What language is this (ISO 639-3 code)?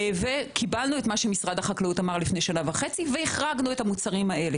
heb